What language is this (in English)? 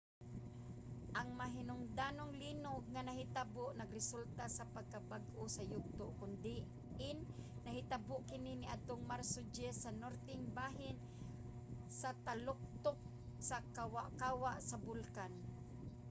Cebuano